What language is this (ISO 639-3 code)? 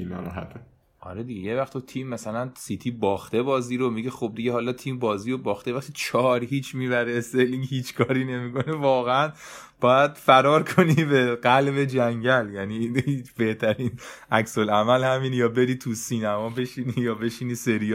fas